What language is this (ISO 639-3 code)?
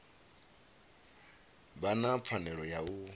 ven